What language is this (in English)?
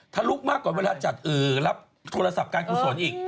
Thai